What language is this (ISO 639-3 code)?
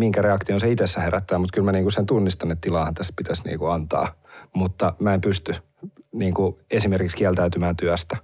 fin